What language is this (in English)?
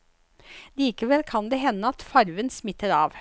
Norwegian